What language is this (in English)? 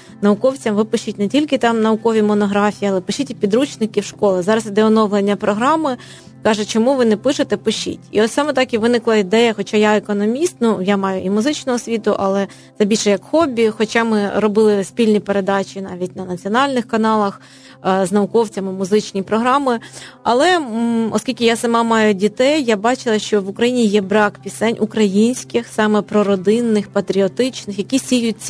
Ukrainian